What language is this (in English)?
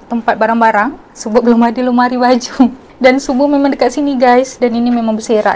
Malay